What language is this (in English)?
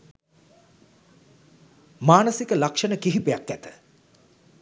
Sinhala